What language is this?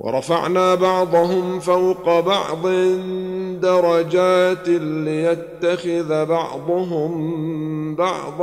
Arabic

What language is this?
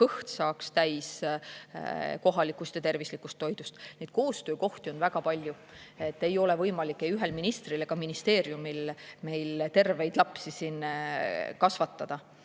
Estonian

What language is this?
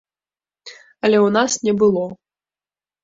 Belarusian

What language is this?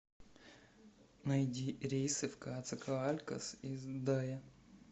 Russian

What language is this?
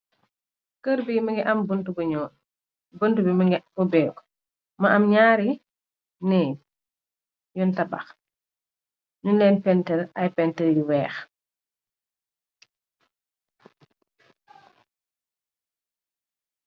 Wolof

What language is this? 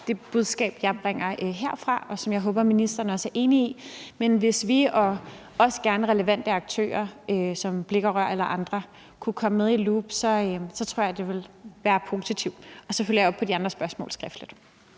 Danish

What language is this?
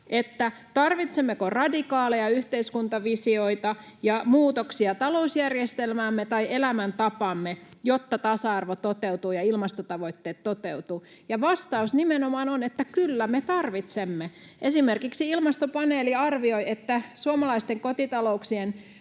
Finnish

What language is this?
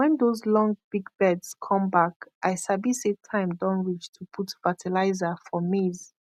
Nigerian Pidgin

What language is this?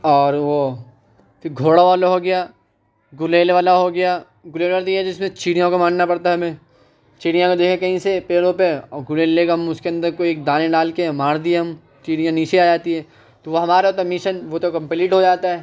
Urdu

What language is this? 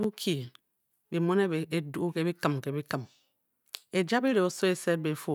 Bokyi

